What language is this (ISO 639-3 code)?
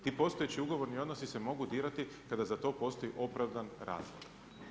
hrv